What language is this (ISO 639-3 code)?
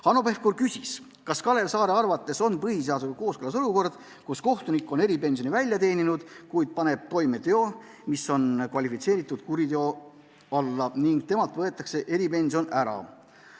est